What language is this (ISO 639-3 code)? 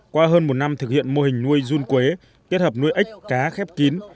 vie